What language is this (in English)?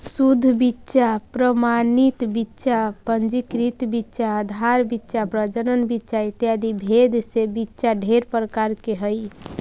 Magahi